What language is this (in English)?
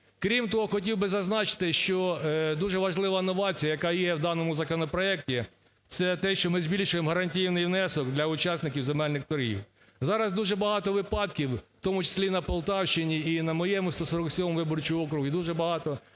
Ukrainian